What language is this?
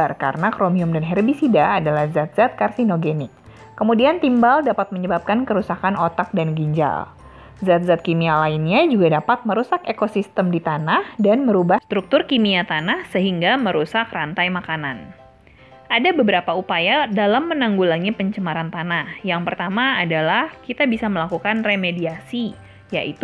Indonesian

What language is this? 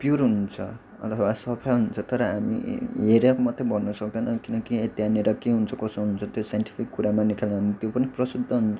Nepali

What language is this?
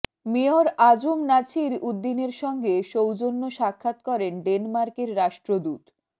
Bangla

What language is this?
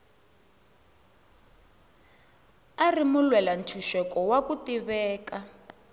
Tsonga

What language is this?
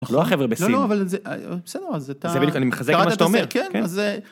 Hebrew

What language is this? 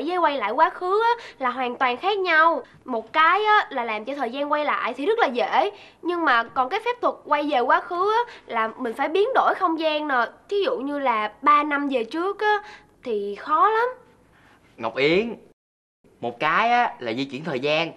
Vietnamese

